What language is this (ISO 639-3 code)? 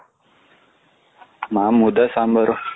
kan